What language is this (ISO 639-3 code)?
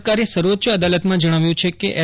guj